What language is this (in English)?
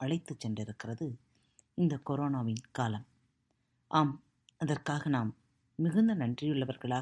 Tamil